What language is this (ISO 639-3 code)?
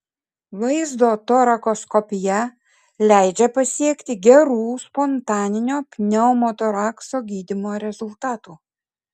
lit